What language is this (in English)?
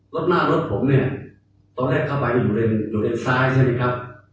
Thai